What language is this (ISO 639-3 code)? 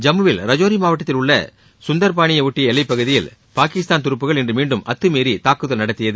tam